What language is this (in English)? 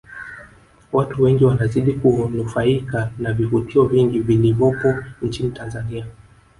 Swahili